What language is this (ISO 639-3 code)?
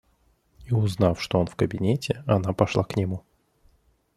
rus